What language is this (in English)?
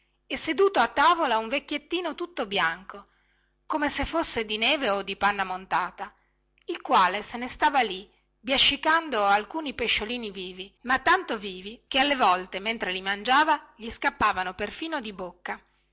Italian